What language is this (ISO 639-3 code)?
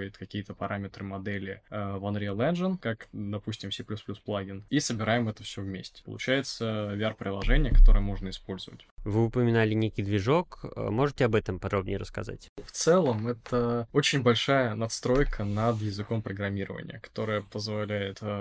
rus